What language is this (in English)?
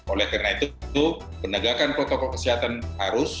Indonesian